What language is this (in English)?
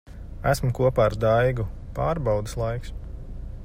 Latvian